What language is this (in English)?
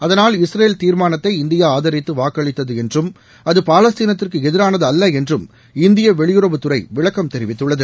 Tamil